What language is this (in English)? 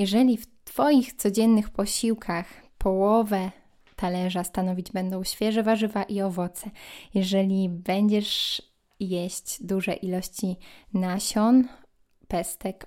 Polish